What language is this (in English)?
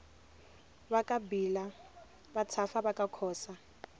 Tsonga